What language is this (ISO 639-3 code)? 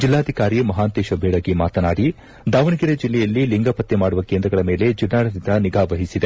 kan